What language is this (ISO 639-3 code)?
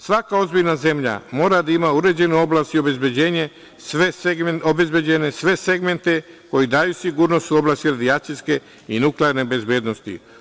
srp